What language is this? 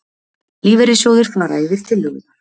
Icelandic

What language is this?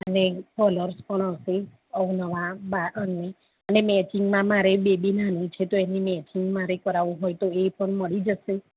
Gujarati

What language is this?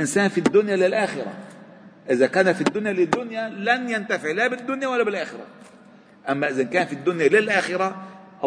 Arabic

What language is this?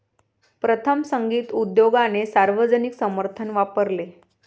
Marathi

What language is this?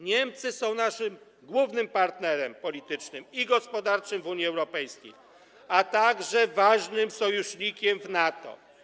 Polish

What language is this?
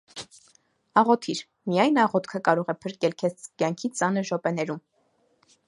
Armenian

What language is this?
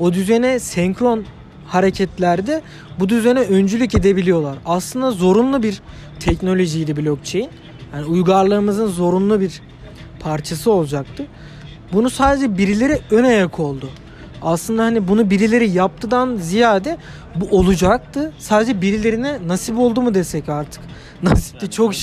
Turkish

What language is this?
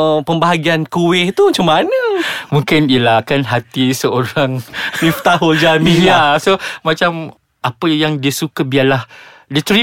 Malay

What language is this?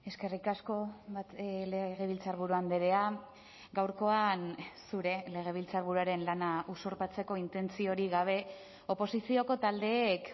Basque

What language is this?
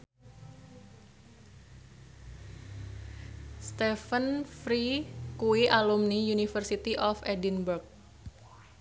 Javanese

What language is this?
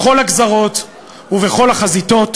Hebrew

